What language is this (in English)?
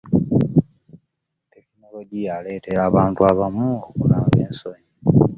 Ganda